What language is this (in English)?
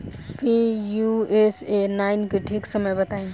Bhojpuri